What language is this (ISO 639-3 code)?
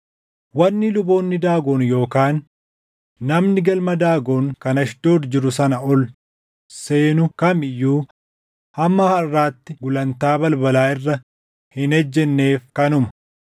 orm